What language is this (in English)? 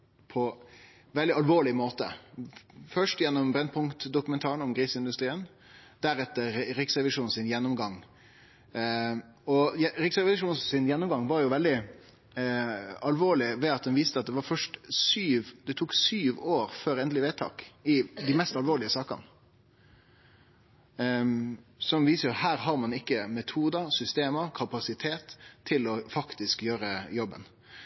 Norwegian Nynorsk